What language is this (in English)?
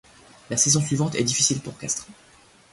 French